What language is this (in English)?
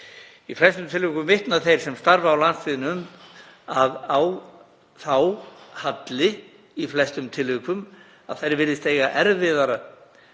Icelandic